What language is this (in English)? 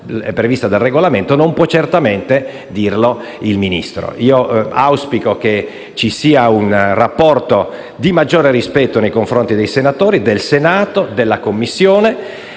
Italian